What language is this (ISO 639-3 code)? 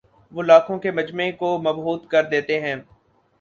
urd